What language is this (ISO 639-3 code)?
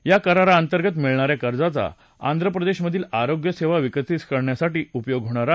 mar